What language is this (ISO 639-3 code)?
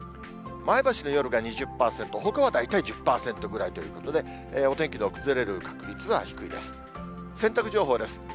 jpn